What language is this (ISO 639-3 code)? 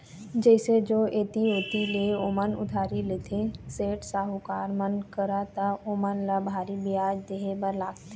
hne